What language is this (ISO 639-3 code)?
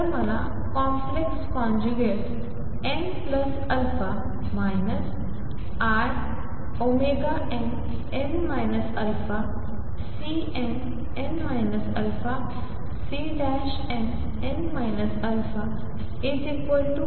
mar